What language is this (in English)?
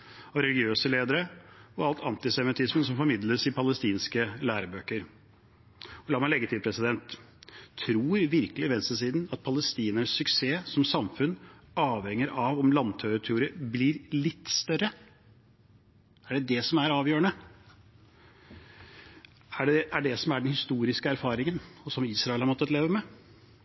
Norwegian Bokmål